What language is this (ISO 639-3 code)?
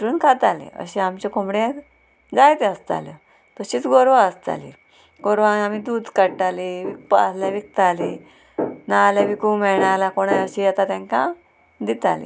kok